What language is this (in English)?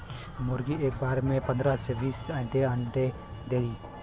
Bhojpuri